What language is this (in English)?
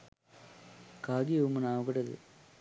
Sinhala